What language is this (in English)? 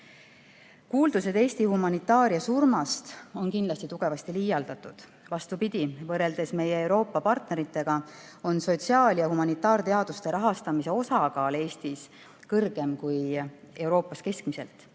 Estonian